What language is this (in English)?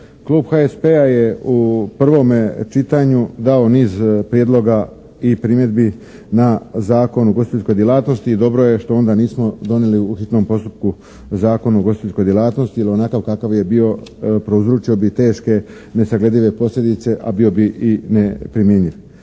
Croatian